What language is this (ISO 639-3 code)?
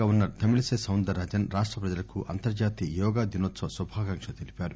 tel